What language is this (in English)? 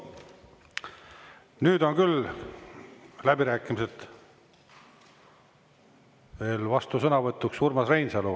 Estonian